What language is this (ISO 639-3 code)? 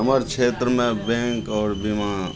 mai